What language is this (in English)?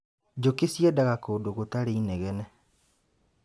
Kikuyu